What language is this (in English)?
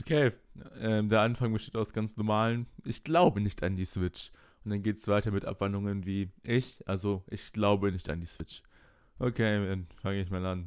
German